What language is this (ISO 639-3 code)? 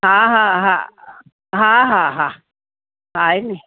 snd